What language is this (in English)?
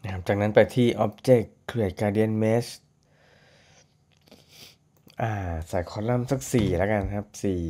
Thai